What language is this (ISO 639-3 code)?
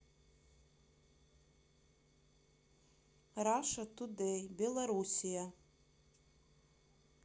rus